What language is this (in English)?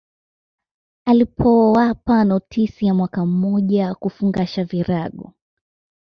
Swahili